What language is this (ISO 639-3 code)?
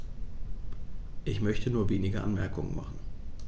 deu